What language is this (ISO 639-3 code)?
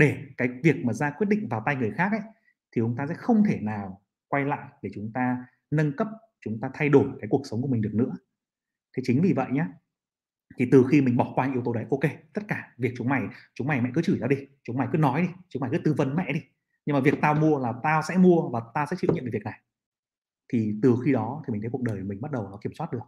vie